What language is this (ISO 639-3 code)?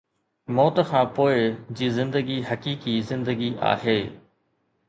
snd